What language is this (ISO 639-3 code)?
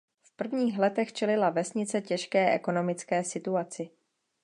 ces